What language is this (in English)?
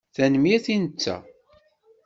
Kabyle